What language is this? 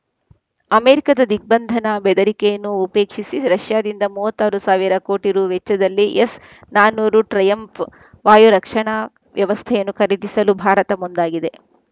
Kannada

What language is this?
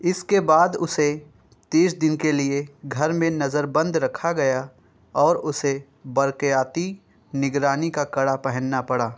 Urdu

